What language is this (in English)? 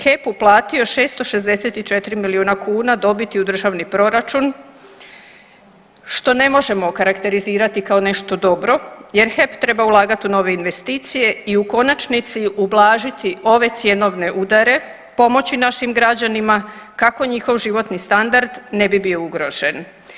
Croatian